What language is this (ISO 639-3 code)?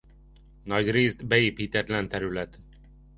hun